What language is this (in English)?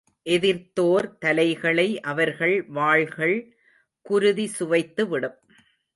Tamil